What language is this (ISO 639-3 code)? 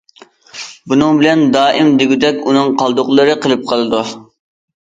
uig